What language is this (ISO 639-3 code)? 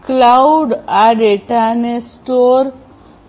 guj